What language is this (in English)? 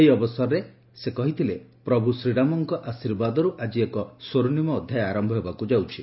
Odia